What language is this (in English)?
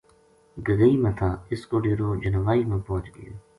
Gujari